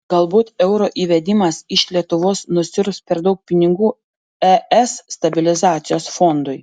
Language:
Lithuanian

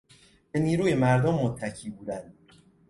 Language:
Persian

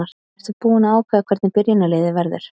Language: Icelandic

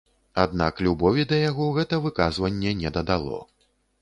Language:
Belarusian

